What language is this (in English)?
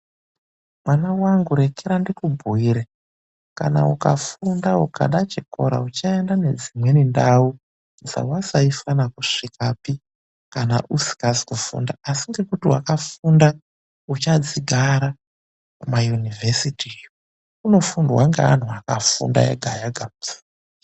Ndau